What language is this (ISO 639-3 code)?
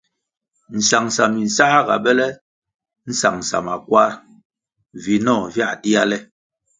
nmg